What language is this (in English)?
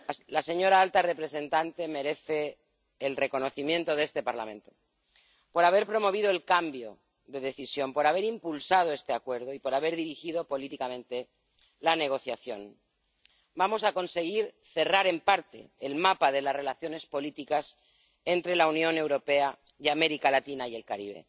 Spanish